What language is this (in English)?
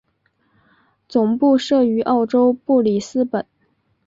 Chinese